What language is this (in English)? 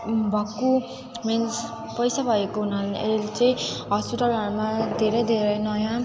Nepali